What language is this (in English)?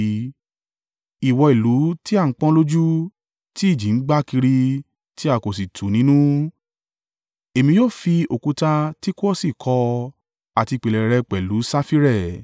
Yoruba